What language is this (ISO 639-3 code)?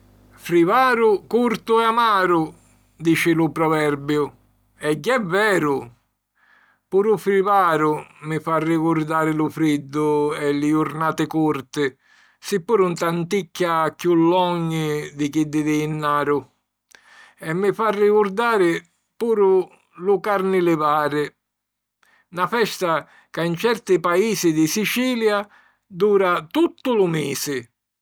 scn